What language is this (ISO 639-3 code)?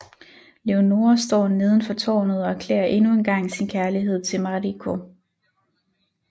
dan